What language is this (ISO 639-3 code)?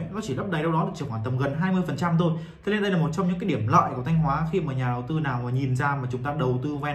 vie